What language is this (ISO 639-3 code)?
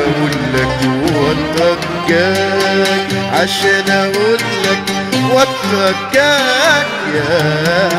ara